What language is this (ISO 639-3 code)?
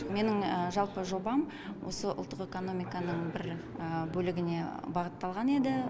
kaz